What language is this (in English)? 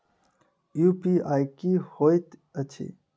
Maithili